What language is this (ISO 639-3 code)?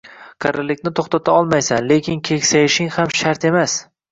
uzb